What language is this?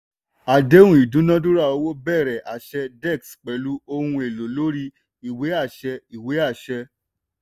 Yoruba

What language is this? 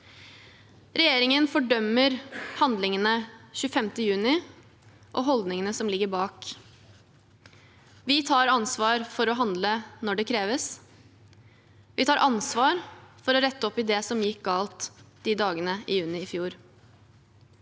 Norwegian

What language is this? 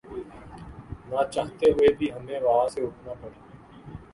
Urdu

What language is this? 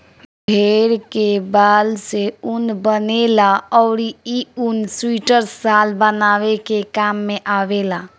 Bhojpuri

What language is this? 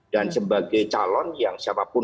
Indonesian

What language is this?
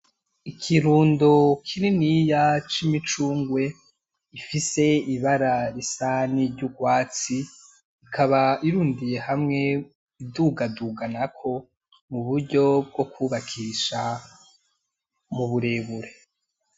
Rundi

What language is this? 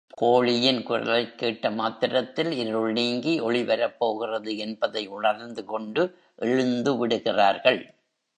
Tamil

